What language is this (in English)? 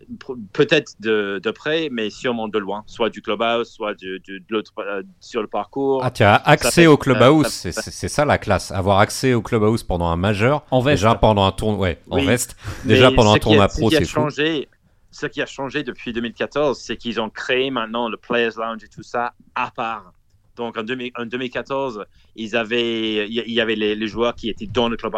French